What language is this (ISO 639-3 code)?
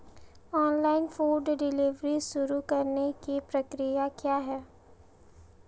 hin